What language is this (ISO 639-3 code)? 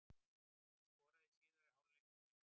isl